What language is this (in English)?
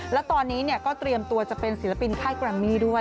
Thai